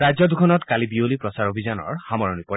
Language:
Assamese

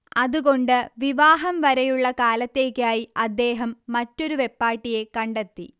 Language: Malayalam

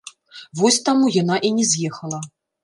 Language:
Belarusian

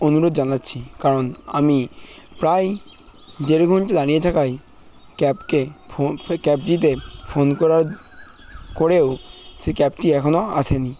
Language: Bangla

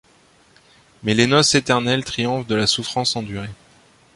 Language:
French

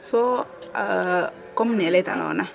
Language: Serer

